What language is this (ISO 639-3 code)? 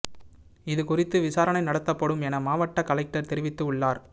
tam